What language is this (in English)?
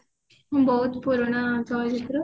Odia